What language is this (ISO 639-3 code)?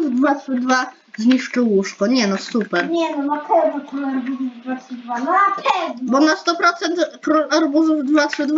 pol